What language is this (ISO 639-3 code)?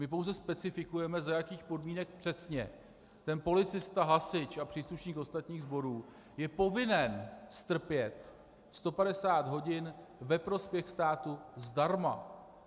ces